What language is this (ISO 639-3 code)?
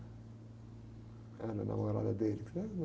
por